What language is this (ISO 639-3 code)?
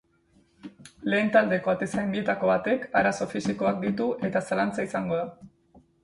eus